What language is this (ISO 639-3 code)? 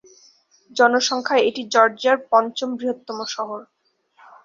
ben